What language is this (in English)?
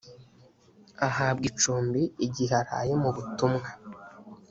Kinyarwanda